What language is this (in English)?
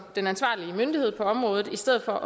Danish